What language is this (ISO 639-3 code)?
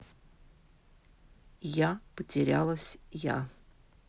rus